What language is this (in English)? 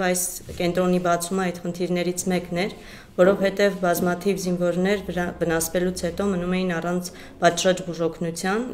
Romanian